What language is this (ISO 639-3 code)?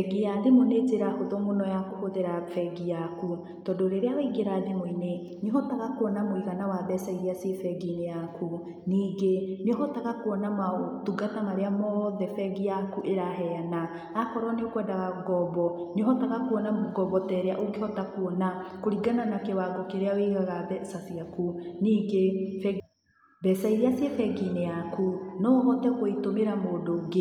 kik